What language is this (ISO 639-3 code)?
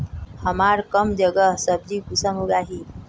mag